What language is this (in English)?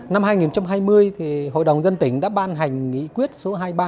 Vietnamese